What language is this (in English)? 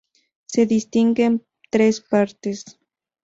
Spanish